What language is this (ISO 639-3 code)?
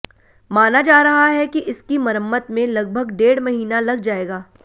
hin